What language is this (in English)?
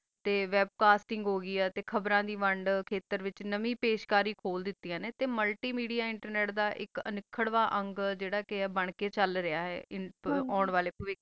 Punjabi